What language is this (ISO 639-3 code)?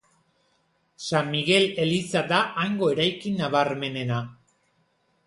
eus